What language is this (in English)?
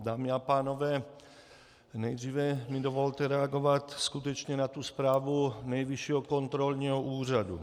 Czech